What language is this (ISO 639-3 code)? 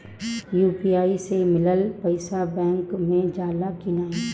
bho